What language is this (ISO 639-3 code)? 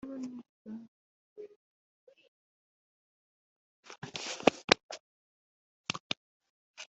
kin